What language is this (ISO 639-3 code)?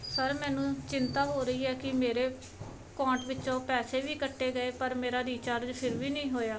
pan